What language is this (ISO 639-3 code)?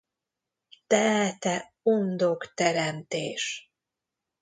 hun